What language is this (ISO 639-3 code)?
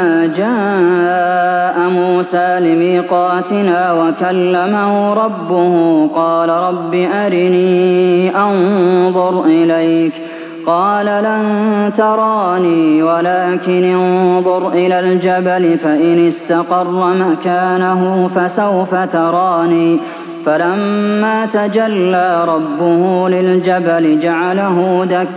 ara